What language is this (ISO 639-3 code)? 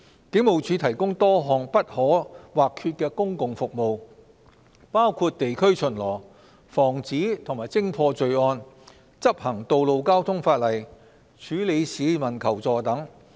yue